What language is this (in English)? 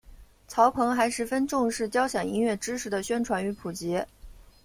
Chinese